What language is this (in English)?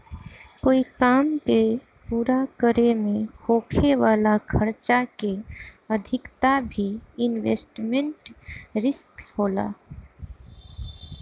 Bhojpuri